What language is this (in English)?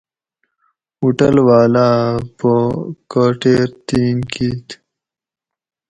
Gawri